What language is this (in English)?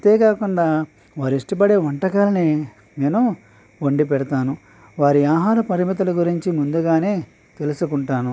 Telugu